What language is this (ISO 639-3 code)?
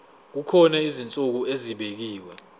zul